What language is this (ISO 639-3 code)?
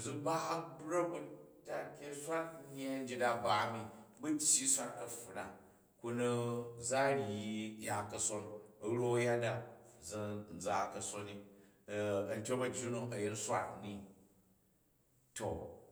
kaj